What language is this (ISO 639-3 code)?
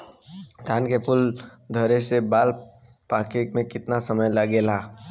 bho